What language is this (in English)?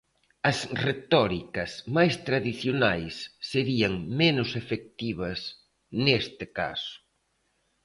Galician